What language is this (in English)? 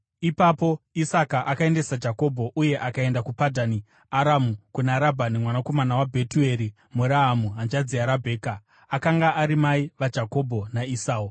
Shona